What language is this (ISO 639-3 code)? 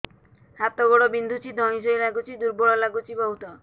ori